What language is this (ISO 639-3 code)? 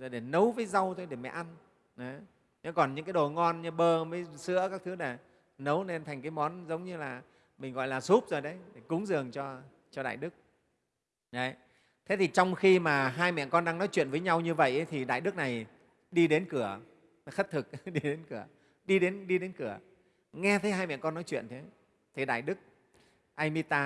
vie